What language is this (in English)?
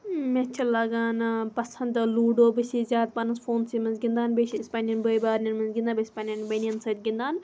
Kashmiri